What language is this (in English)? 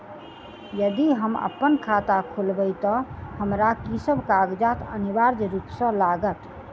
Maithili